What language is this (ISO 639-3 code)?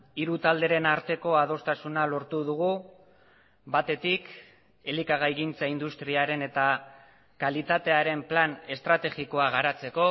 eus